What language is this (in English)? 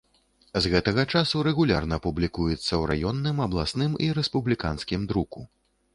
Belarusian